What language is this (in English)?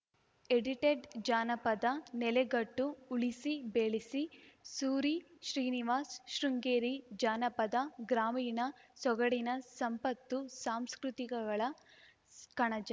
Kannada